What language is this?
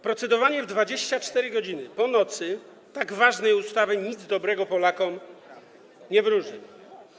Polish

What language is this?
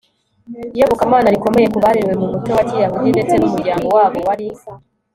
Kinyarwanda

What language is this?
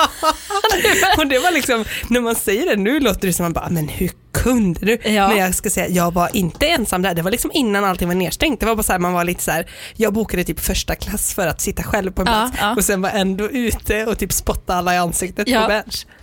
Swedish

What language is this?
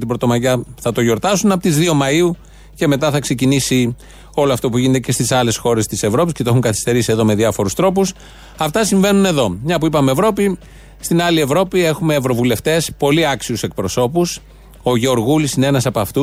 Greek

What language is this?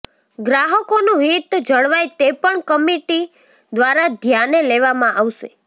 Gujarati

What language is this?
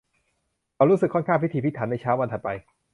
Thai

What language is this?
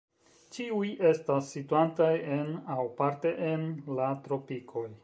Esperanto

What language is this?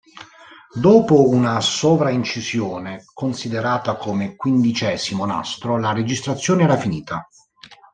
Italian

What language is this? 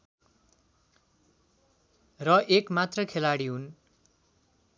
Nepali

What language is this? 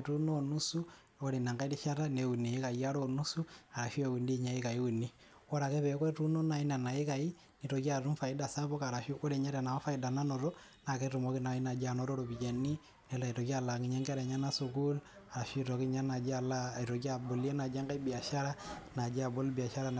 Masai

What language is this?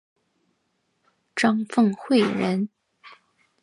Chinese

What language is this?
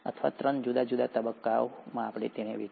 Gujarati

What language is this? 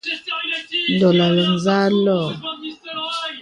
Bebele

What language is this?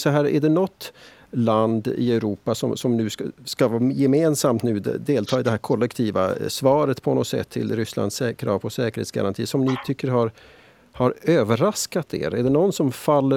Swedish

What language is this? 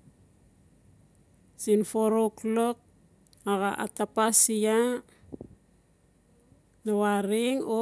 Notsi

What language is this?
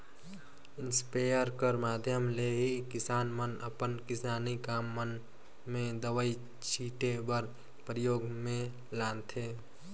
Chhattisgarhi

